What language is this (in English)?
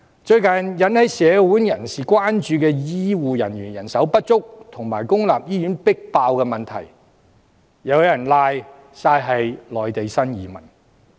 Cantonese